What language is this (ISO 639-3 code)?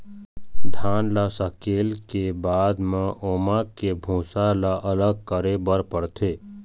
hne